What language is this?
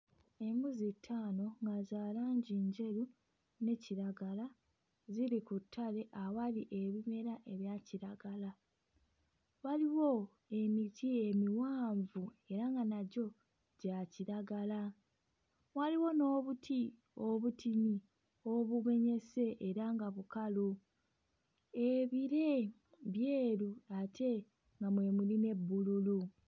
Ganda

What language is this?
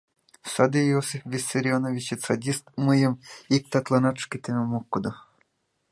Mari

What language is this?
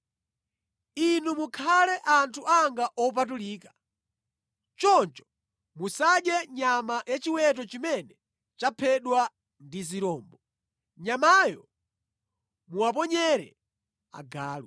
Nyanja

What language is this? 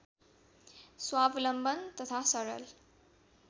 Nepali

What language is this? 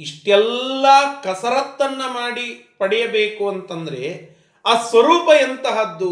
Kannada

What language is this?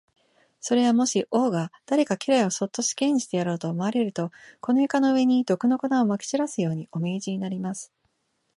Japanese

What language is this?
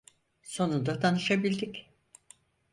Turkish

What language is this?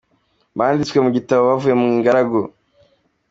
Kinyarwanda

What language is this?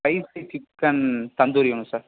Tamil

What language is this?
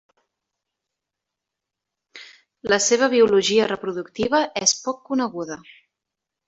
Catalan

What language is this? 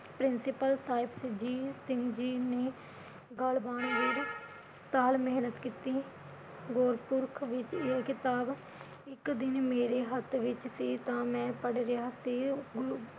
Punjabi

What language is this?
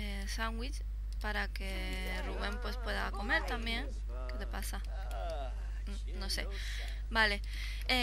Spanish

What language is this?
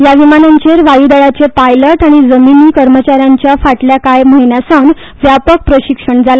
Konkani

